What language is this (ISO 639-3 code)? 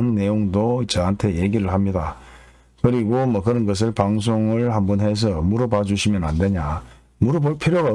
kor